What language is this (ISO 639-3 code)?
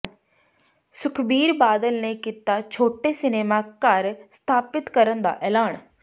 pan